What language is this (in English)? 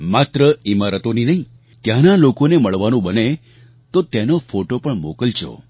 Gujarati